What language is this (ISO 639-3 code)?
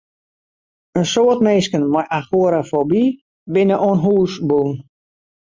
fry